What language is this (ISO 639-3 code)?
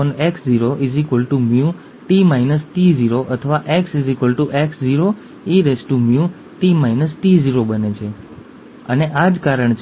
guj